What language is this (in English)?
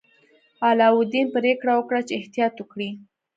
Pashto